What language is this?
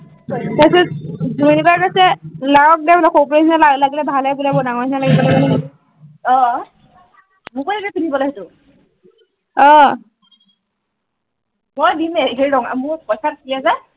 Assamese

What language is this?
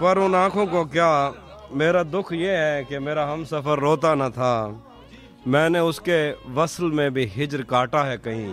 Turkish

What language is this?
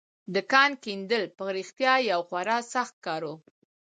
Pashto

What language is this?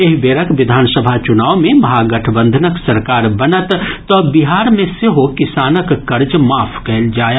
Maithili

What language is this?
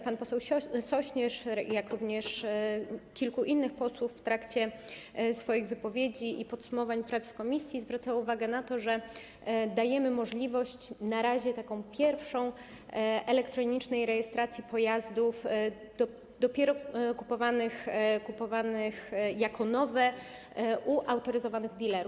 Polish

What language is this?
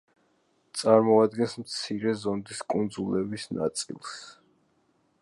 Georgian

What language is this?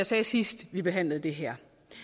Danish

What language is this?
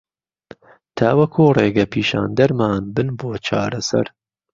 Central Kurdish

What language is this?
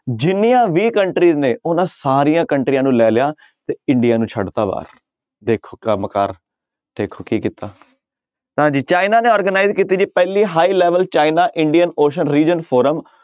Punjabi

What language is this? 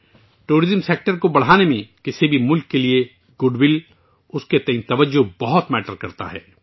Urdu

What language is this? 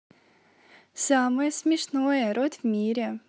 Russian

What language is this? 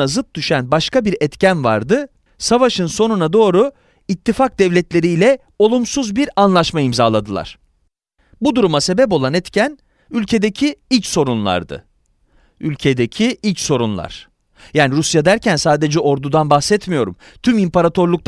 Turkish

